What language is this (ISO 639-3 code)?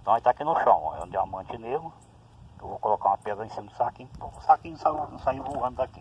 por